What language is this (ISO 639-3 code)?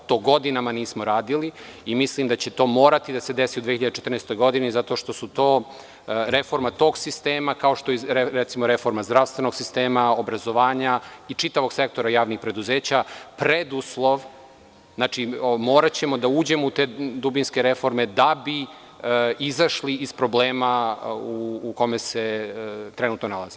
srp